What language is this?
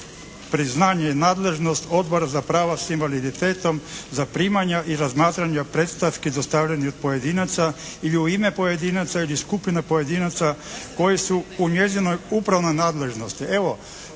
Croatian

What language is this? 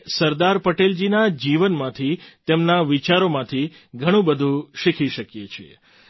Gujarati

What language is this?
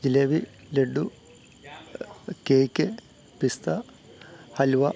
Malayalam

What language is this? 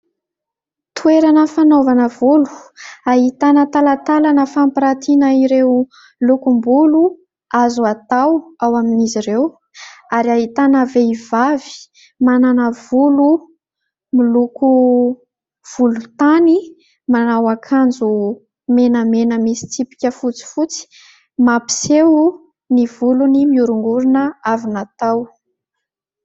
Malagasy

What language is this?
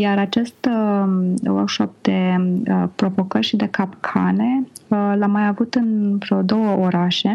Romanian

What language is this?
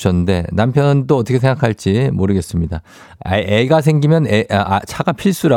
Korean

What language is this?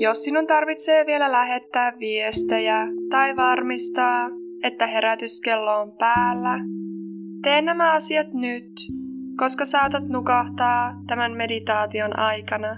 Finnish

